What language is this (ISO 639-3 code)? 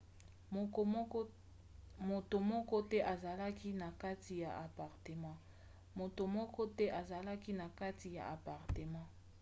lin